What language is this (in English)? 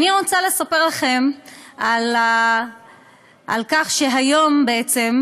Hebrew